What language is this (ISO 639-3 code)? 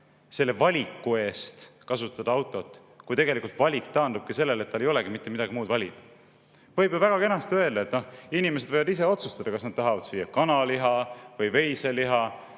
est